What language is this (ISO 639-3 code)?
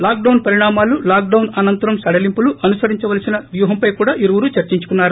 tel